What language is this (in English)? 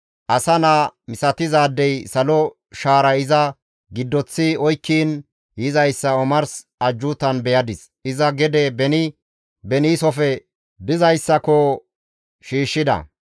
Gamo